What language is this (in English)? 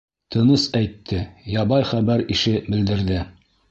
Bashkir